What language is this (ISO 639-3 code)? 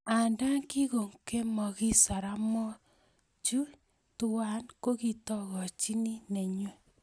kln